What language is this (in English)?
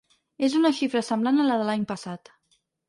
Catalan